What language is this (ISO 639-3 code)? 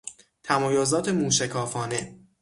fas